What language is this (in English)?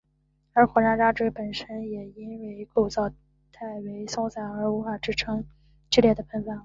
Chinese